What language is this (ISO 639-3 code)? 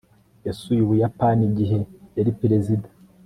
kin